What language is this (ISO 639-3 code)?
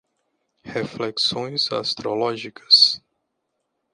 por